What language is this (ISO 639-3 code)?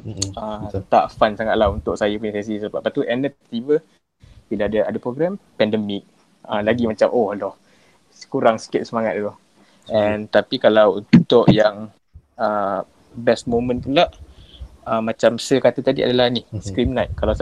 msa